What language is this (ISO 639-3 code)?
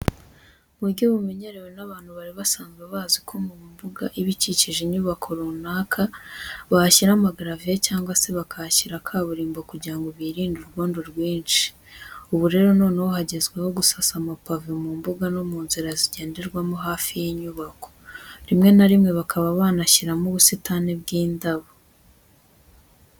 kin